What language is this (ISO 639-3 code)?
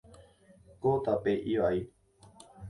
grn